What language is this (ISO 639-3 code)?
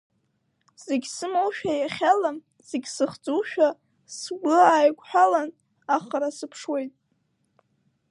abk